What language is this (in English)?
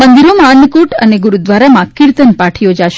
Gujarati